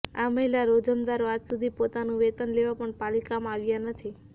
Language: Gujarati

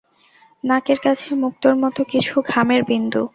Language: Bangla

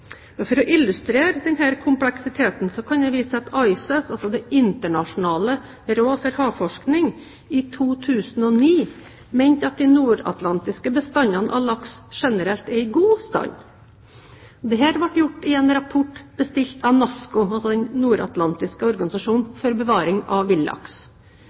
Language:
Norwegian Bokmål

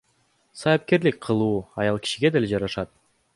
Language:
Kyrgyz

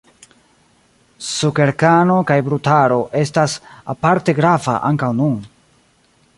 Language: Esperanto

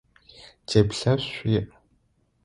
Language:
Adyghe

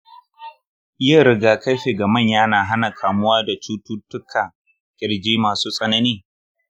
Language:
Hausa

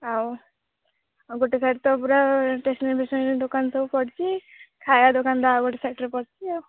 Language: Odia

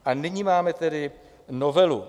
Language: Czech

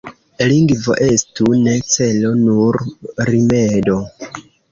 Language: Esperanto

